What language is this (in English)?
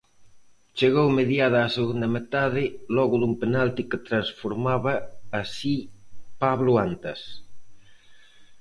Galician